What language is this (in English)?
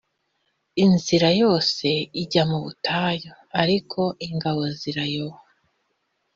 Kinyarwanda